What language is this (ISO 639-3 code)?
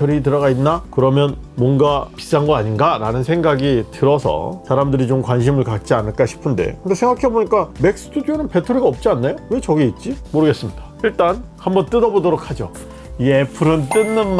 kor